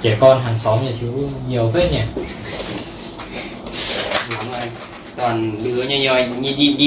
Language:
Vietnamese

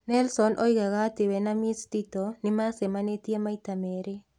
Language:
Kikuyu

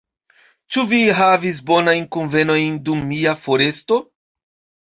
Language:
Esperanto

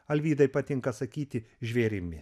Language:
Lithuanian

